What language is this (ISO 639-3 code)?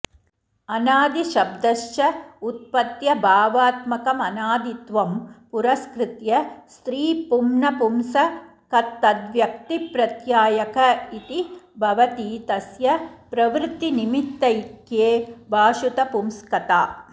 san